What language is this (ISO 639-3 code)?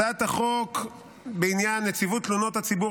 heb